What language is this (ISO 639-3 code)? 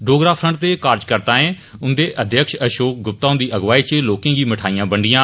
doi